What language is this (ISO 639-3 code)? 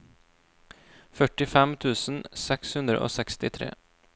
nor